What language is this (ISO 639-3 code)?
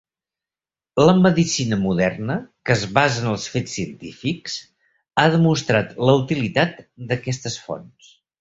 cat